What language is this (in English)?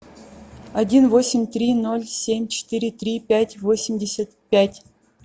Russian